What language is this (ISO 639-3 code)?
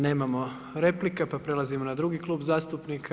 hrv